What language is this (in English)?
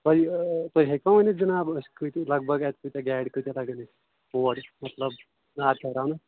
Kashmiri